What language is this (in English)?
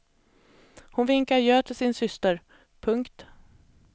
Swedish